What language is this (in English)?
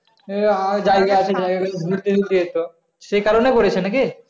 Bangla